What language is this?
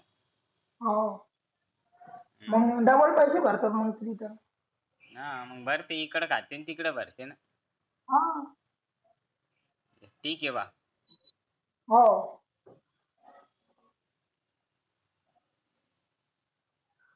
Marathi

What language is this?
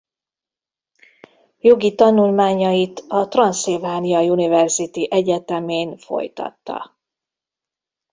Hungarian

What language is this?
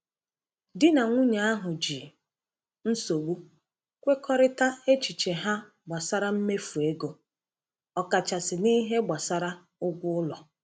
Igbo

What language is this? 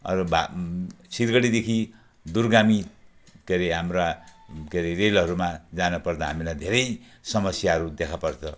Nepali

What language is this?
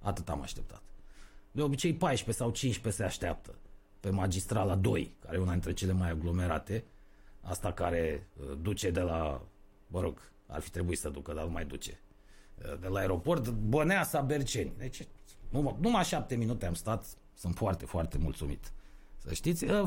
Romanian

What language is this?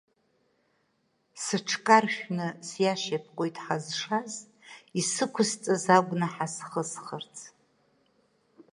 Abkhazian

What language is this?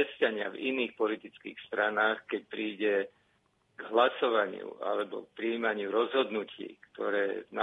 Slovak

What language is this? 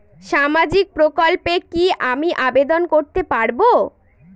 Bangla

